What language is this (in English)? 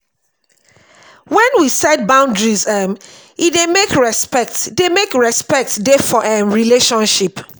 Nigerian Pidgin